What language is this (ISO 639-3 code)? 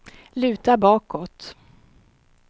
swe